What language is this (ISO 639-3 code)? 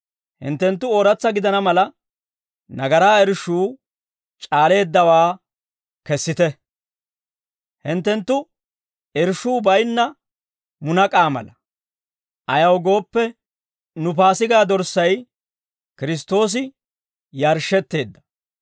dwr